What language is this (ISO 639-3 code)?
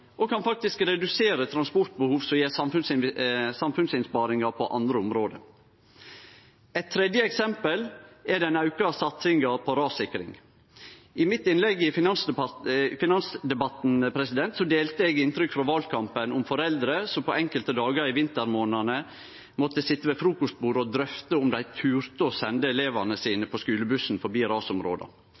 nno